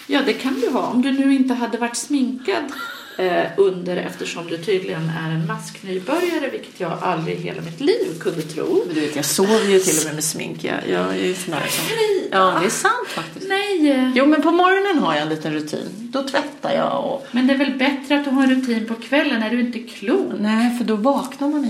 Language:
Swedish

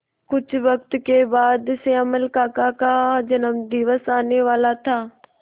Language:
Hindi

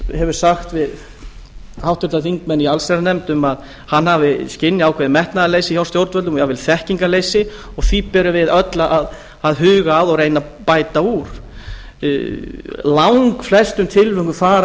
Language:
Icelandic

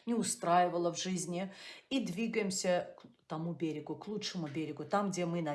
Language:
Russian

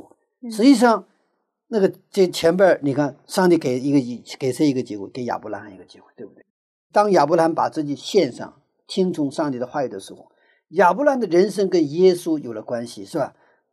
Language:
Chinese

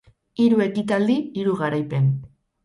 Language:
Basque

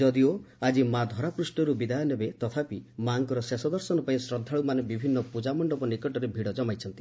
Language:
Odia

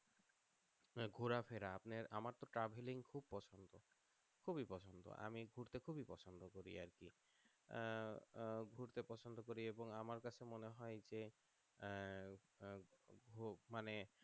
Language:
Bangla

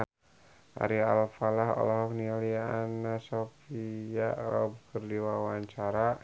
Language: Sundanese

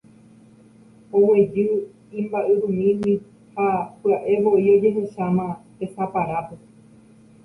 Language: Guarani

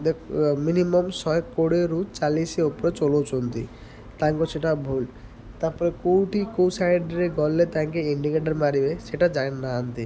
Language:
Odia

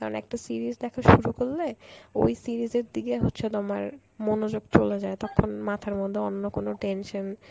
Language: Bangla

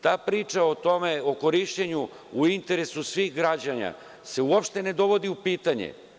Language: Serbian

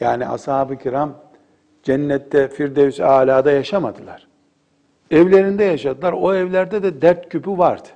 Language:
Turkish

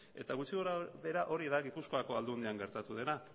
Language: Basque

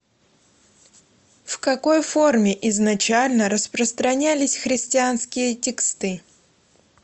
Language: Russian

